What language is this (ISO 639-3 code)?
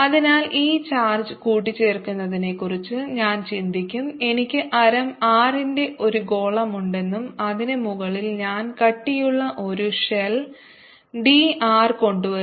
mal